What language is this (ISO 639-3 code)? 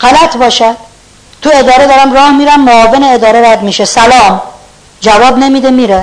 fas